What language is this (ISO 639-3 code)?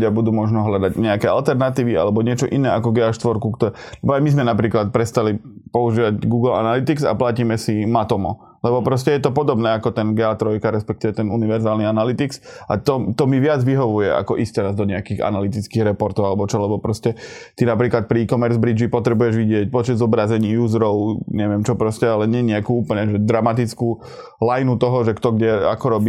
slk